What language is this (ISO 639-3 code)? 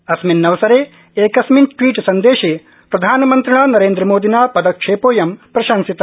san